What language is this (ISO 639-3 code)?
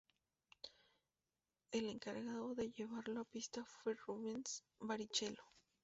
spa